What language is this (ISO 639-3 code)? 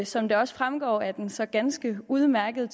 dan